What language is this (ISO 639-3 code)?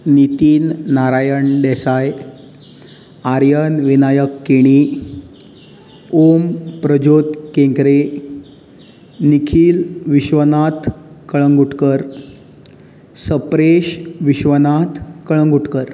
kok